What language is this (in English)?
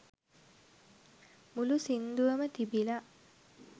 Sinhala